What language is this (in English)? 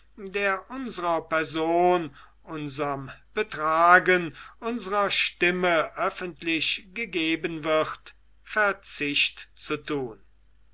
German